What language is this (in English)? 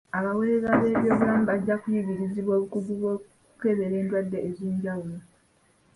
Ganda